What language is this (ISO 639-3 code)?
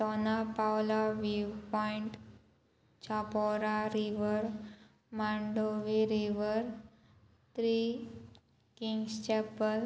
kok